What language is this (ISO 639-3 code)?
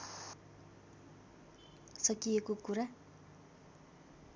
nep